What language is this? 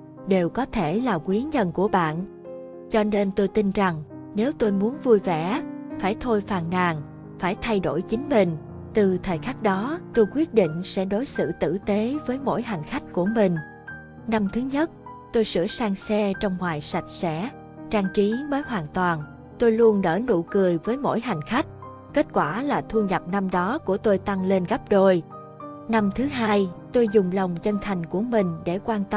Vietnamese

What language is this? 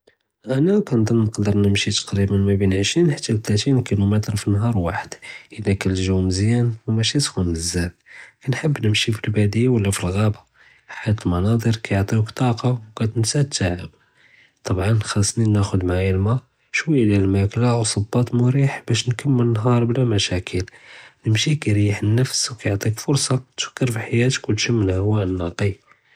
Judeo-Arabic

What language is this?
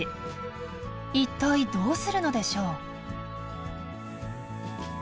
Japanese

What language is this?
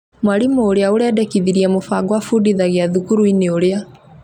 Kikuyu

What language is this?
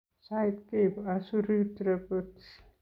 Kalenjin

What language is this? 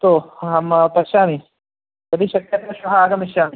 Sanskrit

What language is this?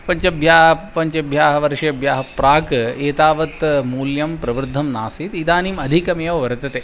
Sanskrit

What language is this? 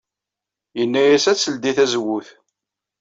Kabyle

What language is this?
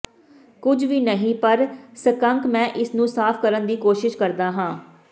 Punjabi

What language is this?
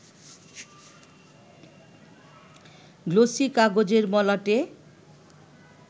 Bangla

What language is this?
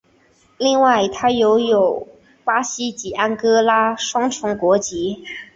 Chinese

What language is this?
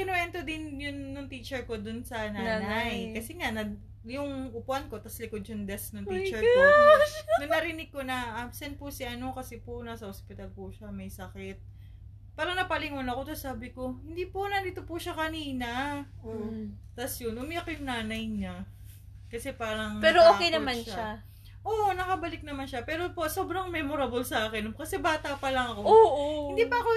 Filipino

